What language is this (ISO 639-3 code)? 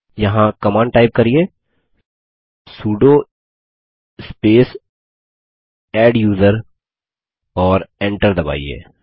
hin